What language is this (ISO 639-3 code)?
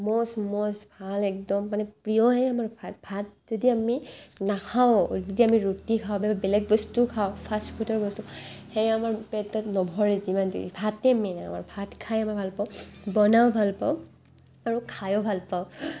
asm